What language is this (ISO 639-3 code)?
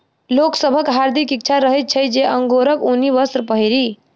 mai